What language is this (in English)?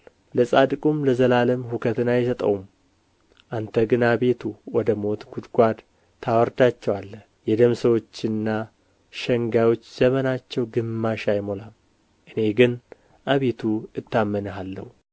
Amharic